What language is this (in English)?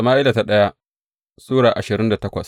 Hausa